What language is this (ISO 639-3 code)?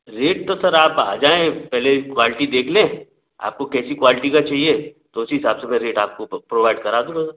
hin